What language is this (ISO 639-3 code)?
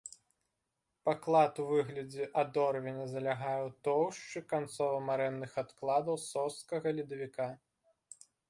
bel